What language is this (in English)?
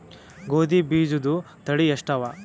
Kannada